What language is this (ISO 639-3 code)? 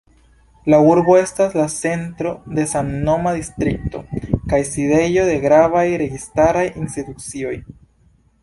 epo